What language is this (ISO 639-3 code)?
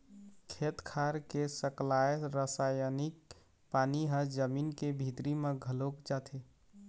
hne